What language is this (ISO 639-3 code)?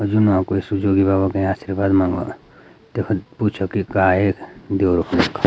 gbm